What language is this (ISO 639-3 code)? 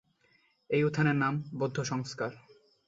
ben